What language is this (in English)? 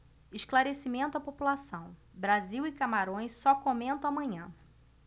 Portuguese